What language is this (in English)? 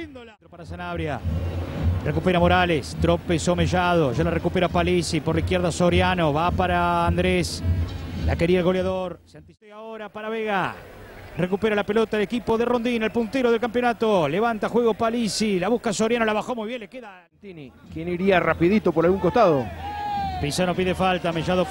Spanish